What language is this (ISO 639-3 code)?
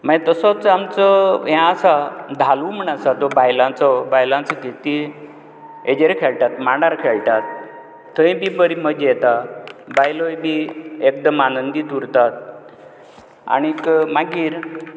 kok